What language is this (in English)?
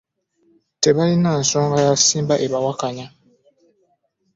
Ganda